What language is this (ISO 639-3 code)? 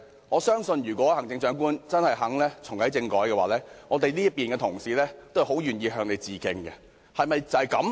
yue